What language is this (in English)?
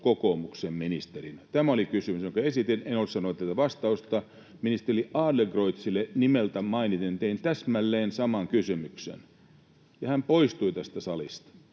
Finnish